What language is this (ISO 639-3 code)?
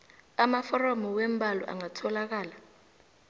nbl